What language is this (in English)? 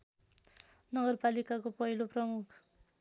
Nepali